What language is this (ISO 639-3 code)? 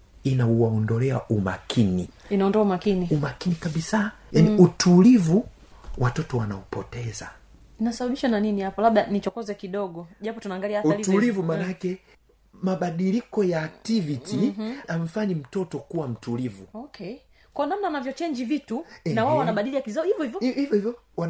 swa